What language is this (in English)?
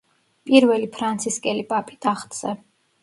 Georgian